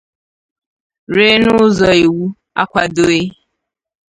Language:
Igbo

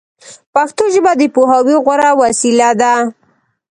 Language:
Pashto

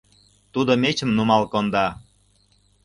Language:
Mari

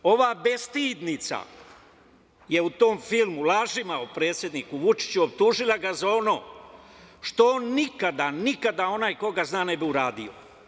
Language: Serbian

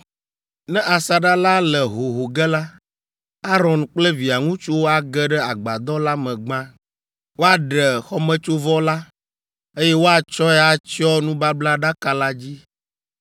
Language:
Ewe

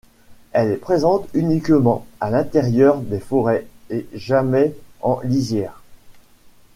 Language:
French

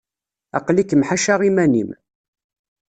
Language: Kabyle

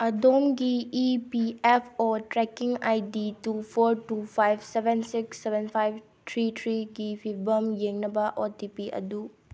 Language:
Manipuri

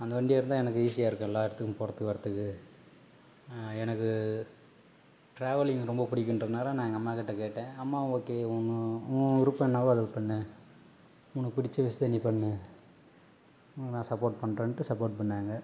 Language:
Tamil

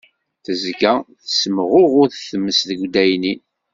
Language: Kabyle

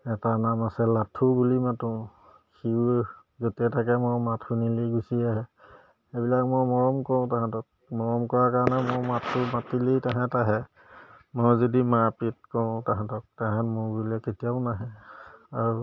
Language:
Assamese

